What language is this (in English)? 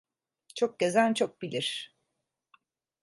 Turkish